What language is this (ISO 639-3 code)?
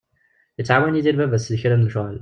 kab